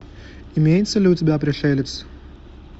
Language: Russian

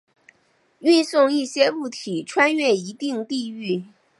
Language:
Chinese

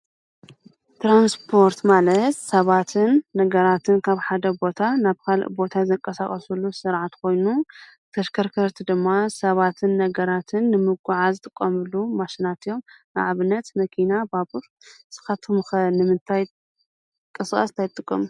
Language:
Tigrinya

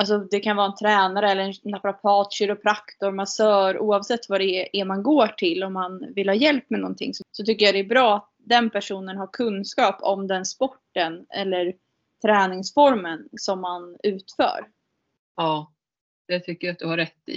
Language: Swedish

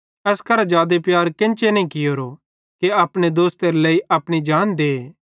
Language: Bhadrawahi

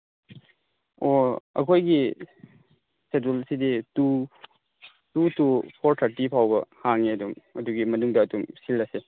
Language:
Manipuri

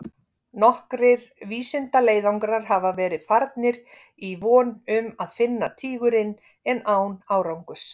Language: Icelandic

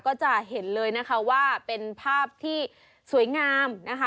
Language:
Thai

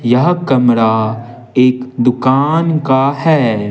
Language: Hindi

